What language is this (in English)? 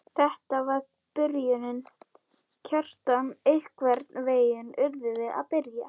Icelandic